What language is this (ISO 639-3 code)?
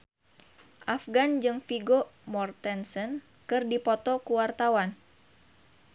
sun